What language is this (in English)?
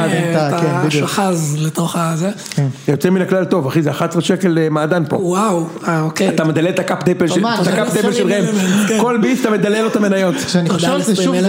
Hebrew